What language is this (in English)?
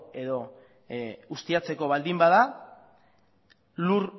Basque